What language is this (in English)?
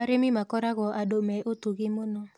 Kikuyu